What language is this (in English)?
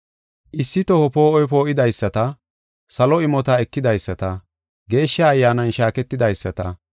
Gofa